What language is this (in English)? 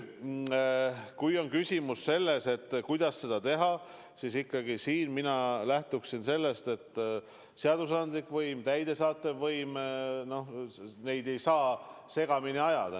Estonian